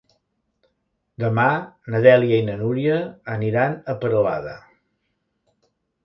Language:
Catalan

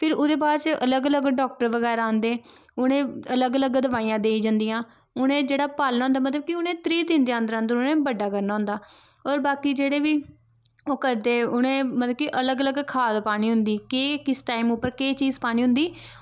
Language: Dogri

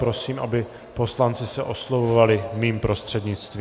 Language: Czech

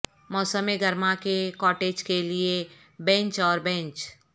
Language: Urdu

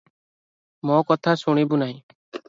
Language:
Odia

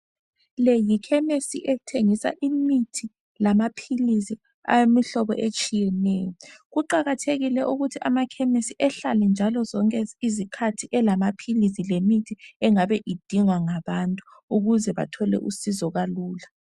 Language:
North Ndebele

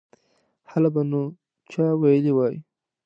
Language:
Pashto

